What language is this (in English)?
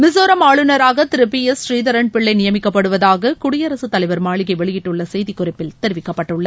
Tamil